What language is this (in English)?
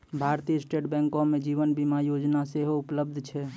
Maithili